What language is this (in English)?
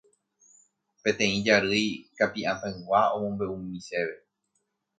Guarani